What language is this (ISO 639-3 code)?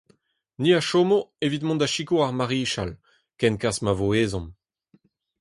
bre